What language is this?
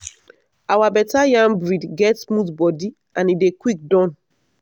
Nigerian Pidgin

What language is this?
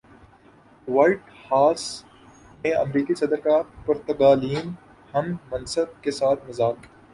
Urdu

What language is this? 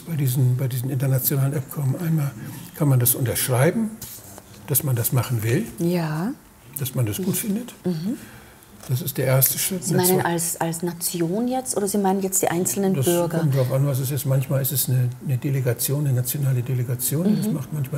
German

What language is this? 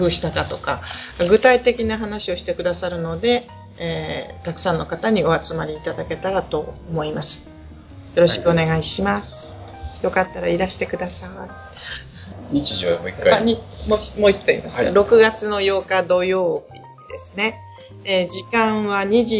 Japanese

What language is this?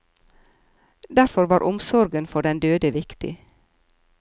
Norwegian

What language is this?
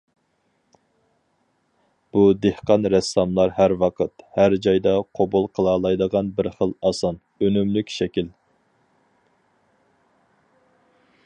Uyghur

